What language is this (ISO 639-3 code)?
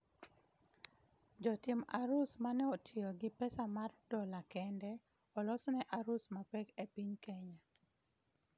luo